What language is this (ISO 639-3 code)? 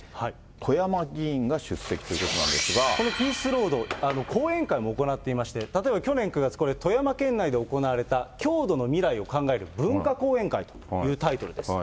jpn